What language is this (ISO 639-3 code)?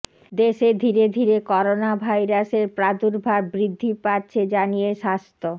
ben